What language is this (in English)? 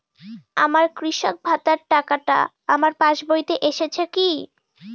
Bangla